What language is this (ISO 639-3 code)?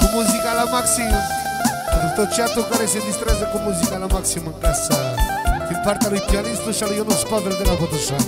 ron